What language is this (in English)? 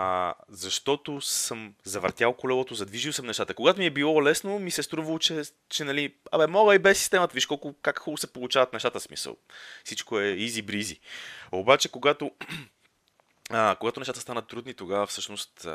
Bulgarian